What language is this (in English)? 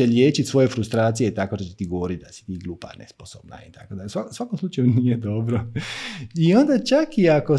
Croatian